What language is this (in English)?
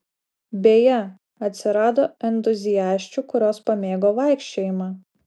Lithuanian